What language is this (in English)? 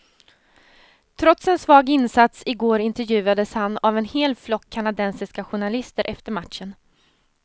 Swedish